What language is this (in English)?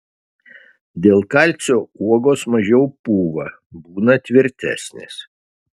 Lithuanian